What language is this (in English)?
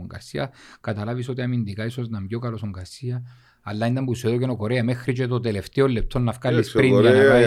Greek